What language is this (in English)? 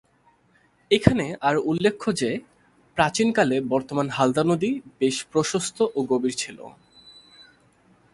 Bangla